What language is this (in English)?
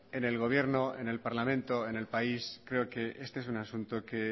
Spanish